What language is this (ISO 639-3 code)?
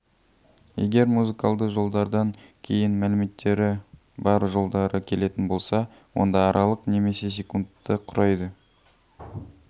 kaz